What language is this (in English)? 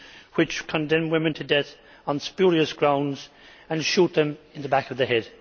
English